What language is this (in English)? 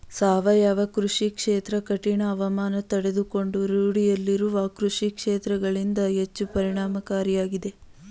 Kannada